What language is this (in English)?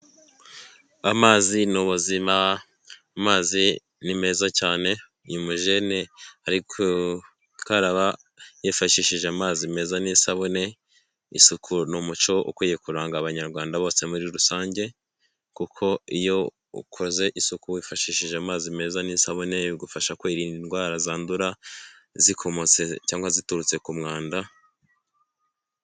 Kinyarwanda